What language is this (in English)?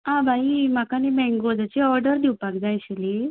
Konkani